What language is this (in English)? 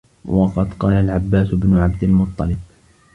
Arabic